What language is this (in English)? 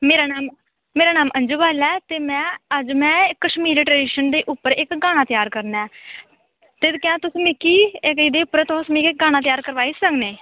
Dogri